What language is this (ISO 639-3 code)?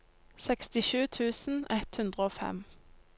nor